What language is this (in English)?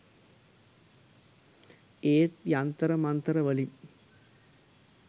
Sinhala